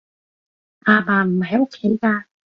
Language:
Cantonese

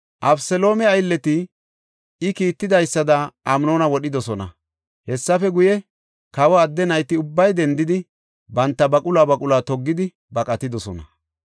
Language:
Gofa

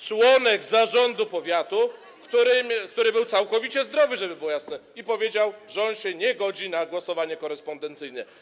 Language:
Polish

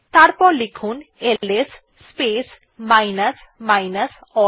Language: Bangla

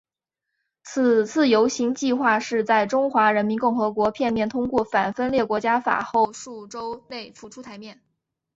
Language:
Chinese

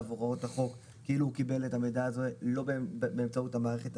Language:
Hebrew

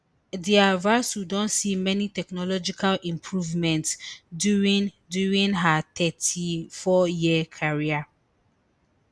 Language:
Nigerian Pidgin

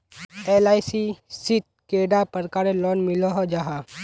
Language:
Magahi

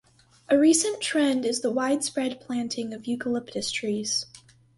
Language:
English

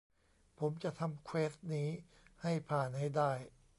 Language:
Thai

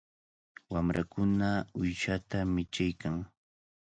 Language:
Cajatambo North Lima Quechua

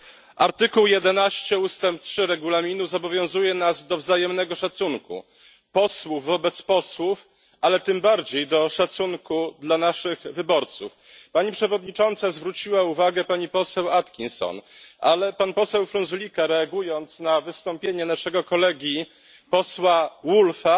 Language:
Polish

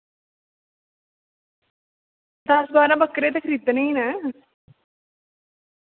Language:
Dogri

